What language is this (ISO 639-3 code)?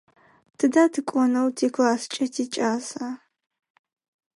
ady